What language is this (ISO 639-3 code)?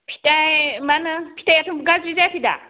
brx